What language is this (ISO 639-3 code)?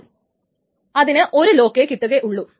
mal